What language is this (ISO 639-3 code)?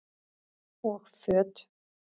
isl